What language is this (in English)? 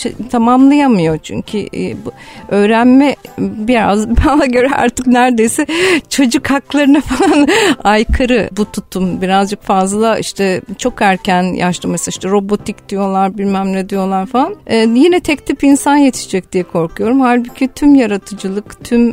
Turkish